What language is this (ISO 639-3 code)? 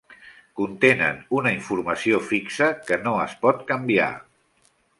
cat